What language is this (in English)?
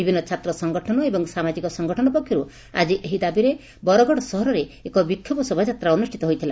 Odia